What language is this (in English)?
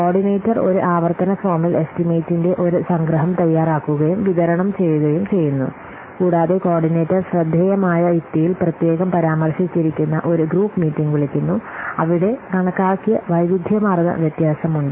Malayalam